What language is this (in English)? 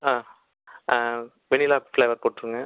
Tamil